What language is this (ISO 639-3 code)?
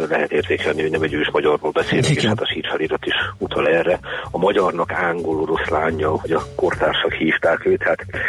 hun